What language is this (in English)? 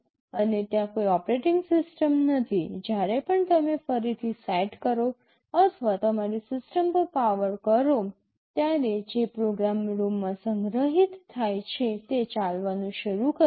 Gujarati